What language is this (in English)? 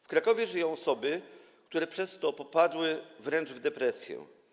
Polish